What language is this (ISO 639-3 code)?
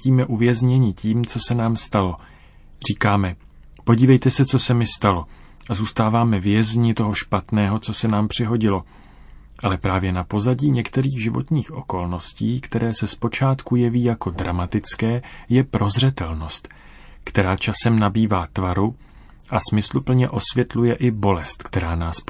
ces